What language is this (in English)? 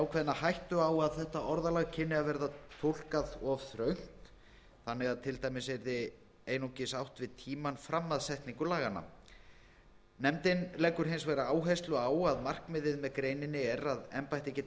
Icelandic